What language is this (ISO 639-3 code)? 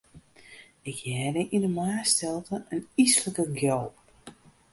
fry